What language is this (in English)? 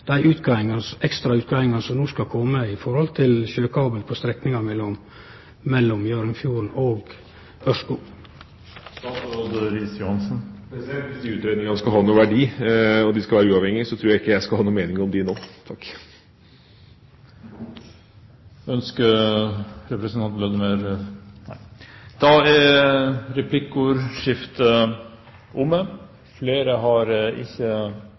Norwegian